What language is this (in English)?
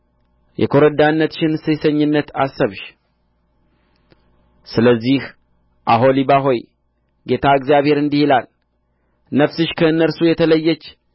Amharic